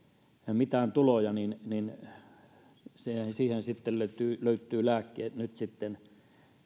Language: Finnish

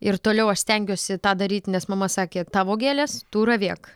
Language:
Lithuanian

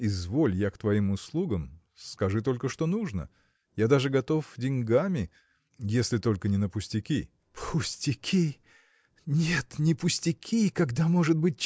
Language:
Russian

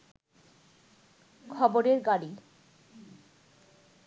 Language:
Bangla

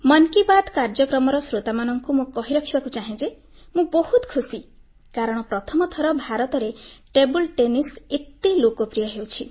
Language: Odia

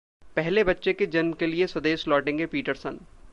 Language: Hindi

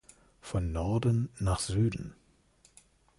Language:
German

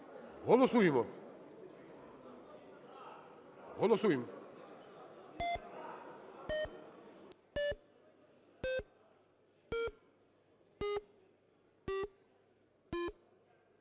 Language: Ukrainian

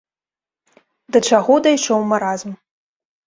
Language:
Belarusian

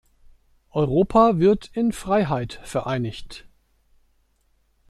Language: German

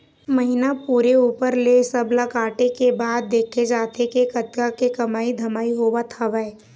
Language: Chhattisgarhi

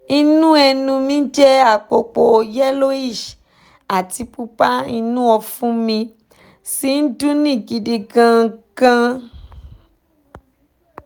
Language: Yoruba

